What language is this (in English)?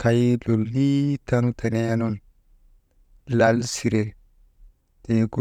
Maba